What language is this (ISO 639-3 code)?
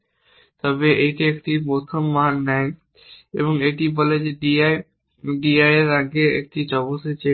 ben